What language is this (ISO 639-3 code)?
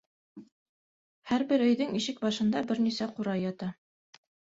bak